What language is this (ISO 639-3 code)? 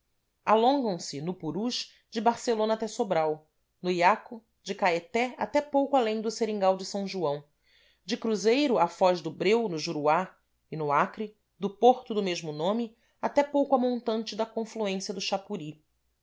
por